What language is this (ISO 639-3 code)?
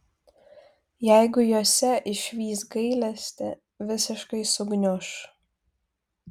lit